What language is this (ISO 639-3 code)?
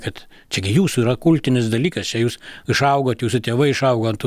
lit